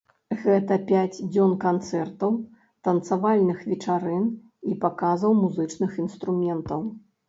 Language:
Belarusian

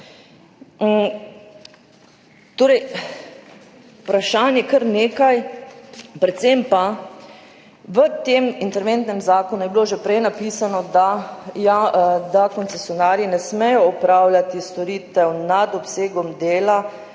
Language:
Slovenian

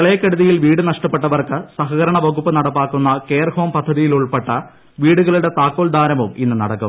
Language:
Malayalam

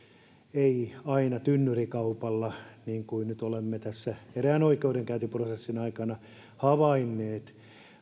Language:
Finnish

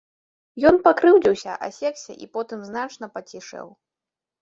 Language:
Belarusian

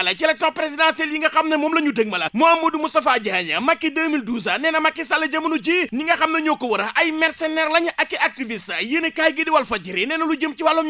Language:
Indonesian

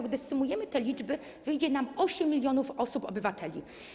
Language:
Polish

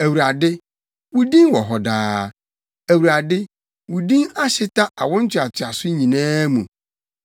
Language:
Akan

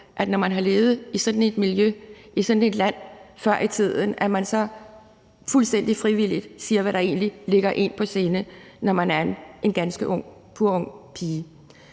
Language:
Danish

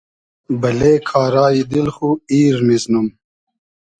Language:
Hazaragi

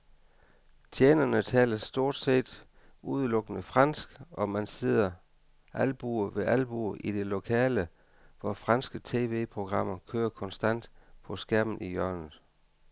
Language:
Danish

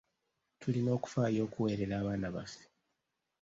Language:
Ganda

